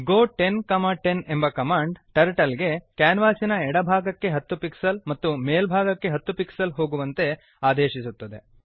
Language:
Kannada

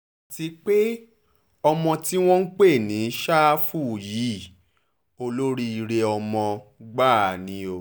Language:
Yoruba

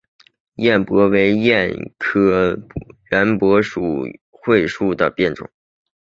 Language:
Chinese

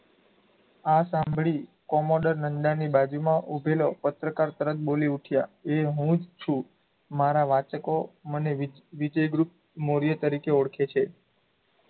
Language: Gujarati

